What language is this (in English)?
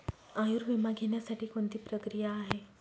Marathi